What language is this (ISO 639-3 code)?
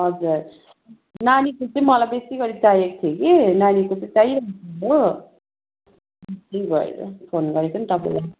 nep